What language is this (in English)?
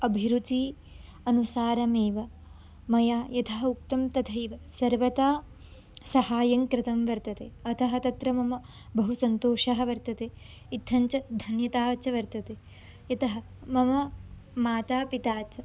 Sanskrit